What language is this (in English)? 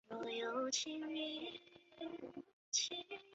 Chinese